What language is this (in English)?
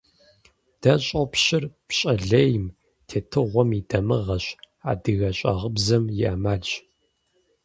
Kabardian